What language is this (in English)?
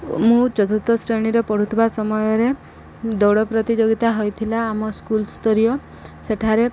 Odia